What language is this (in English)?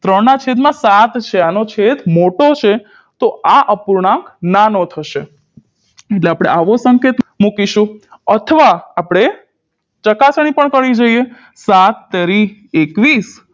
Gujarati